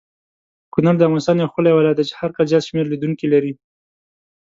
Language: Pashto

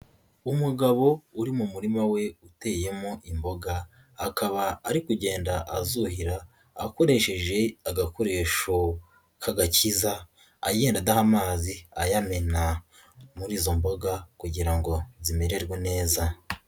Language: Kinyarwanda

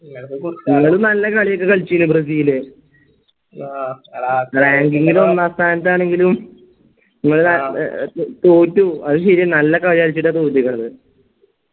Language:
Malayalam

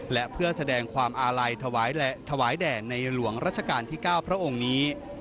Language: Thai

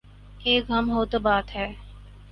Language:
Urdu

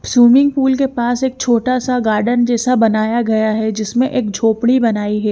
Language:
Hindi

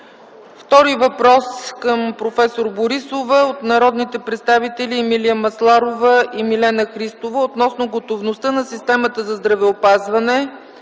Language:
Bulgarian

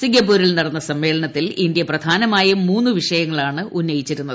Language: Malayalam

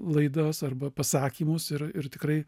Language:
Lithuanian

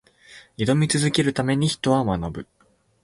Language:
Japanese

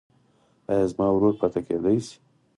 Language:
Pashto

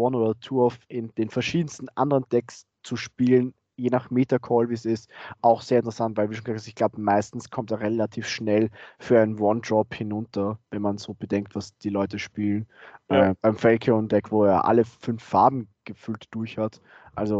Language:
German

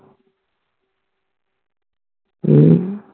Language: Punjabi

